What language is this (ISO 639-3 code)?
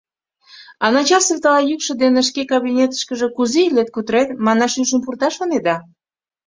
chm